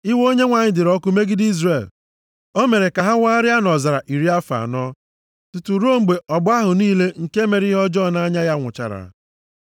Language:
Igbo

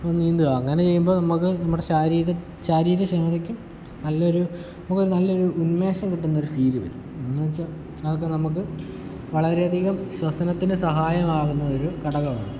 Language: Malayalam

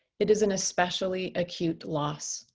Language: English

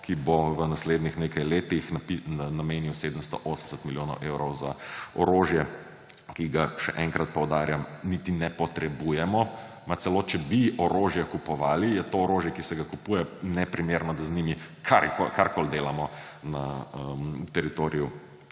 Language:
Slovenian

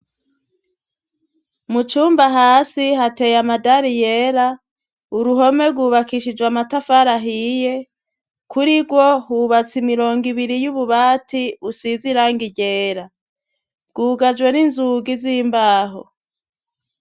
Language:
Rundi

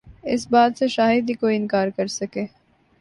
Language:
Urdu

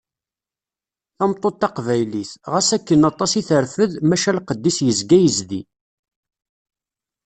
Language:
Kabyle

